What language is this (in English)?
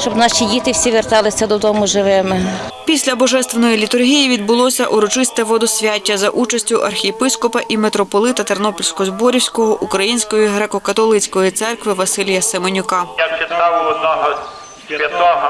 Ukrainian